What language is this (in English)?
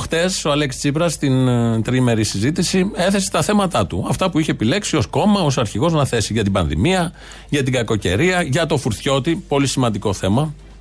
Greek